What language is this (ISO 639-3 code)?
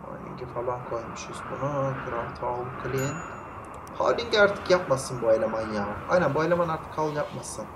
tur